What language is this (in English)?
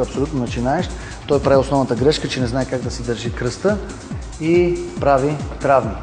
Bulgarian